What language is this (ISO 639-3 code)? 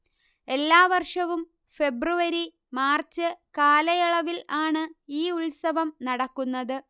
mal